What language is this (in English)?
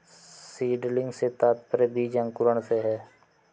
Hindi